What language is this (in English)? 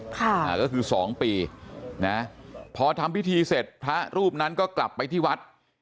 Thai